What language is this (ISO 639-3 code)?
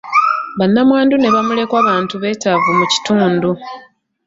lug